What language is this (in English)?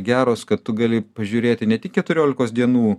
Lithuanian